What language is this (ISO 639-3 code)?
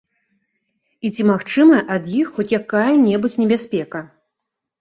bel